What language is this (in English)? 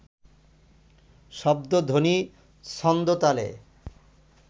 Bangla